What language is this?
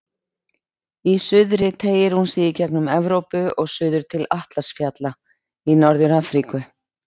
Icelandic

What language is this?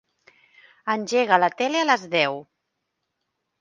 Catalan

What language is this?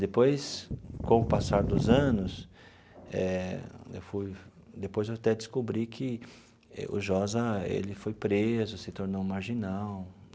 Portuguese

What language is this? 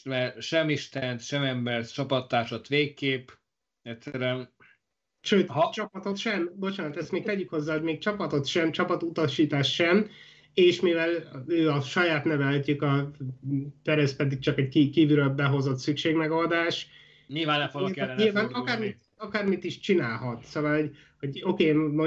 Hungarian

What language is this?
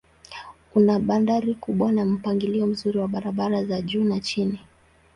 Swahili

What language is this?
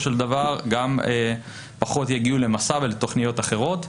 Hebrew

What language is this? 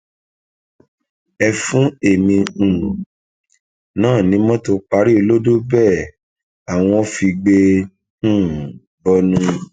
Yoruba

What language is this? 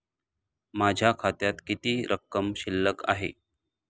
Marathi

